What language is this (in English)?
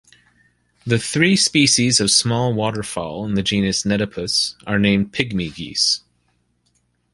English